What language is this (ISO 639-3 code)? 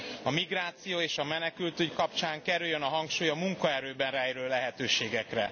hun